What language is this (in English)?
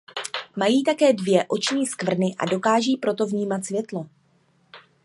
Czech